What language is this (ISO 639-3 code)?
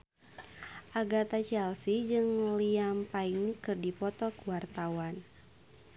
sun